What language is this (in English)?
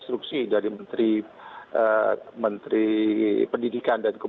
Indonesian